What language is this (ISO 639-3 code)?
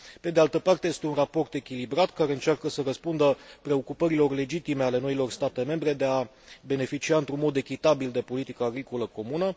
ron